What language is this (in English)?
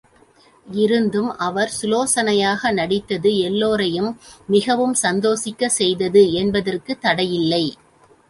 Tamil